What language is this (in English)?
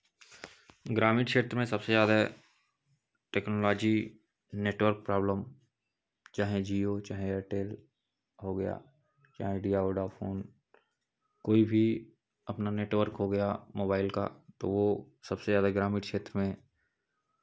Hindi